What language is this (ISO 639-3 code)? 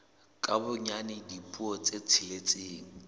sot